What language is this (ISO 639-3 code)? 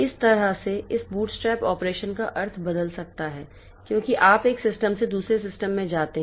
hin